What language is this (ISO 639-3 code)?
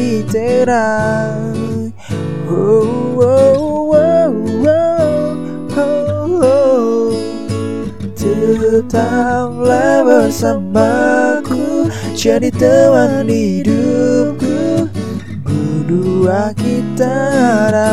ind